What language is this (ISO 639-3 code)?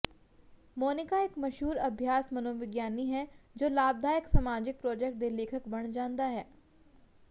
pan